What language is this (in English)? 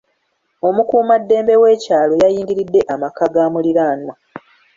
Ganda